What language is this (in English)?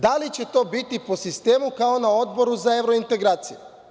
Serbian